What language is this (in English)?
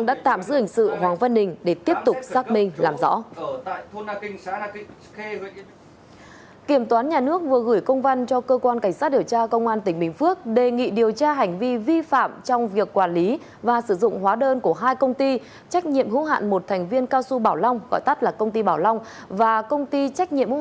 Vietnamese